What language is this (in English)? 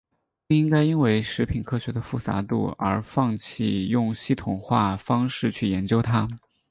Chinese